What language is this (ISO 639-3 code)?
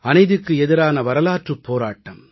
tam